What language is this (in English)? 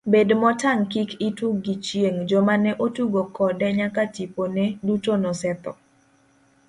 Luo (Kenya and Tanzania)